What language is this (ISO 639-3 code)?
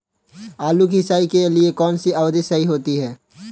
hin